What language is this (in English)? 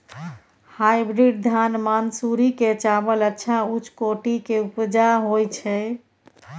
Maithili